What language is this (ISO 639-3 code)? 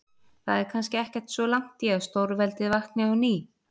isl